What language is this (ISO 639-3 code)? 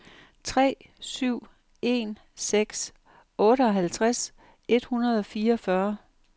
dan